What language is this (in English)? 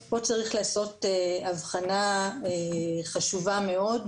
Hebrew